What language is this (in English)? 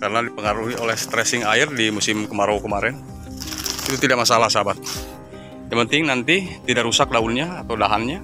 Indonesian